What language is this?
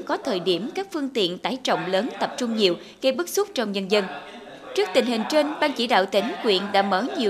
Vietnamese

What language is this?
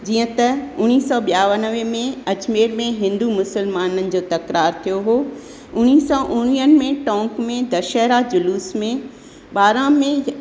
Sindhi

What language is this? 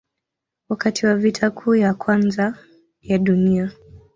Swahili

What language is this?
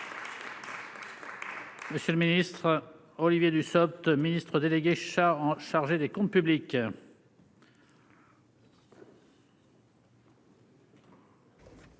French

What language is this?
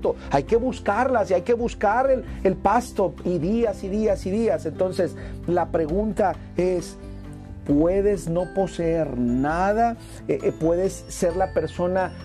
Spanish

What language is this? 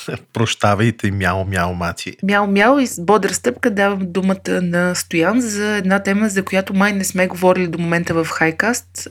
Bulgarian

